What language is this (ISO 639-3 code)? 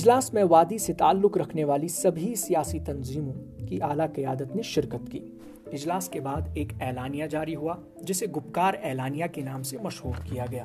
urd